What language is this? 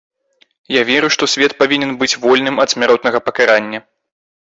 Belarusian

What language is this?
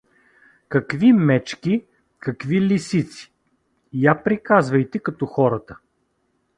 Bulgarian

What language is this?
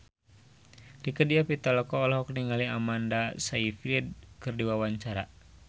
Sundanese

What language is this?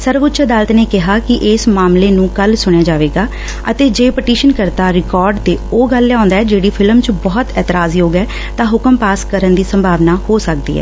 Punjabi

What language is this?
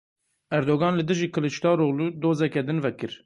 Kurdish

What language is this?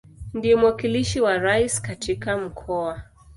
Swahili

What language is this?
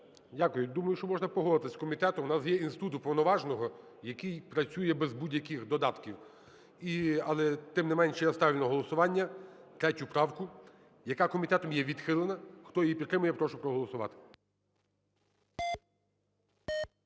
Ukrainian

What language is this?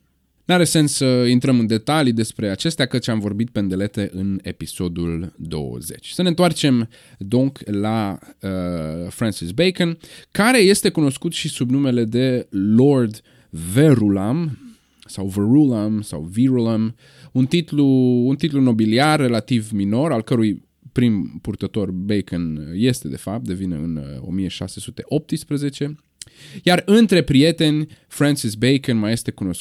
Romanian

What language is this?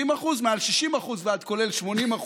Hebrew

